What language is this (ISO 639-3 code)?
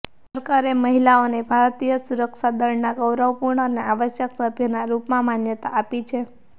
guj